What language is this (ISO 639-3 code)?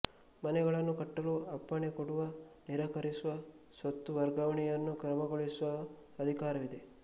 kan